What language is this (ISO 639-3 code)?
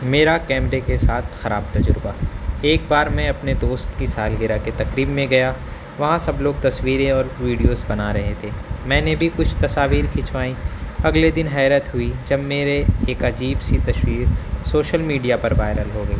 urd